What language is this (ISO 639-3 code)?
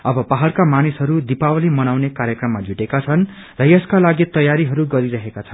nep